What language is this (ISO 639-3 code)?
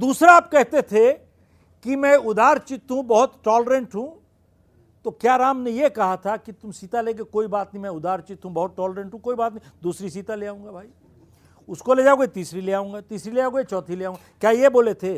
hin